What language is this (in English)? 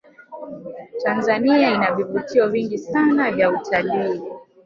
Swahili